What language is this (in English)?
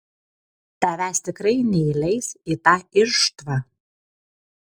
Lithuanian